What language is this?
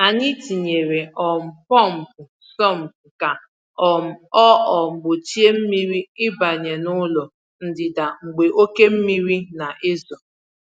Igbo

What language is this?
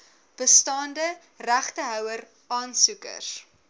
Afrikaans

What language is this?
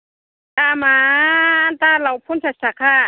Bodo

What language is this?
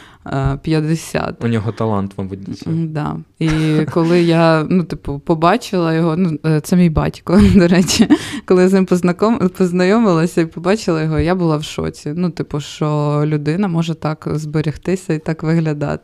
Ukrainian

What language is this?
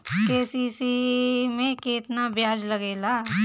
Bhojpuri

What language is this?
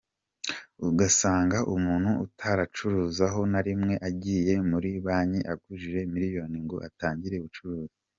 Kinyarwanda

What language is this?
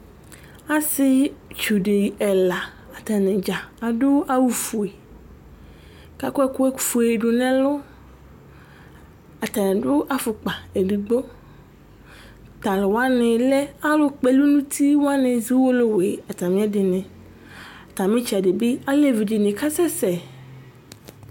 Ikposo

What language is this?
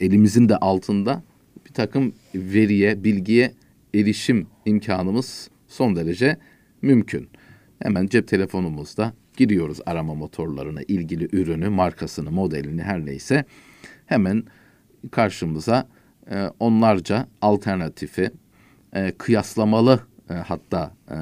Turkish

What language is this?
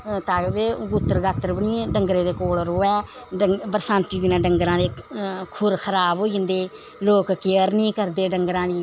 Dogri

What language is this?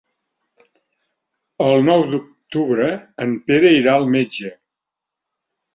Catalan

